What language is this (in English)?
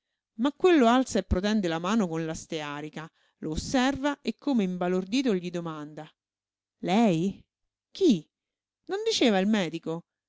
Italian